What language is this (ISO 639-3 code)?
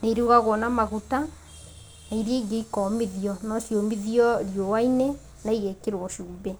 kik